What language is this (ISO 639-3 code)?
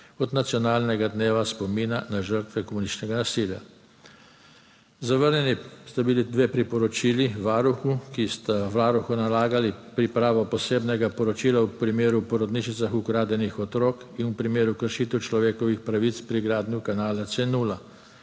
slv